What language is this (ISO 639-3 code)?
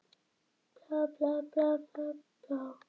isl